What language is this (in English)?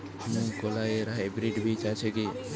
Bangla